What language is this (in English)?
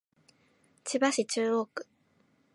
Japanese